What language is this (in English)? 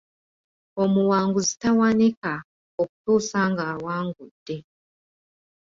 Ganda